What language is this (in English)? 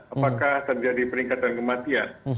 Indonesian